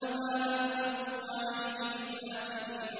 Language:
Arabic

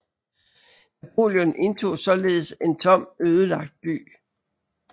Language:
Danish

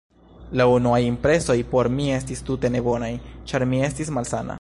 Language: Esperanto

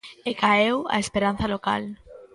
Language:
Galician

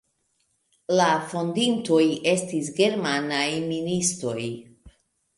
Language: Esperanto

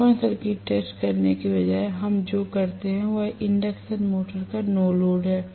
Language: Hindi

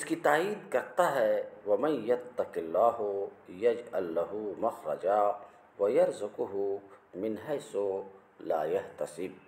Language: Arabic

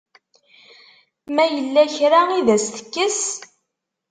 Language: Kabyle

